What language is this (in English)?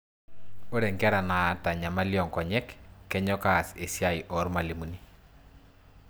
Masai